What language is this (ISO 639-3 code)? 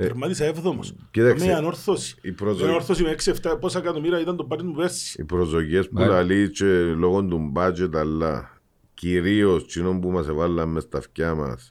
ell